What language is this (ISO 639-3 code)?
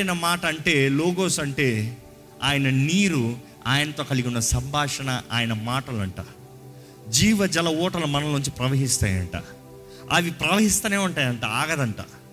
tel